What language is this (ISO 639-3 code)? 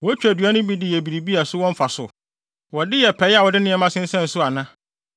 aka